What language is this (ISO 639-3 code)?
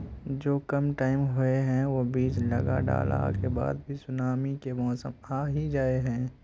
mag